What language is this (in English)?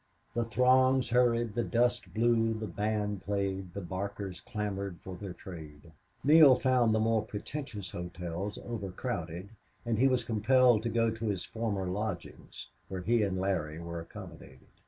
English